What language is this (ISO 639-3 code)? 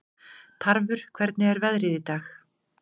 isl